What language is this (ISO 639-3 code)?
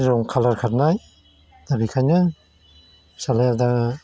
brx